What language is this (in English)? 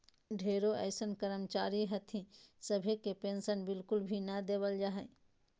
Magahi